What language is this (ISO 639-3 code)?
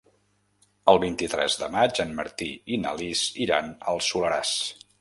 cat